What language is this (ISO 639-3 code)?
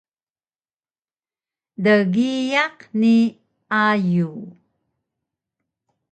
trv